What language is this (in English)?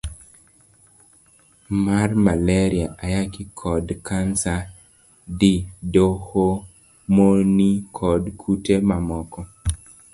Luo (Kenya and Tanzania)